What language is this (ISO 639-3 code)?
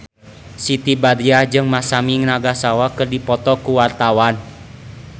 sun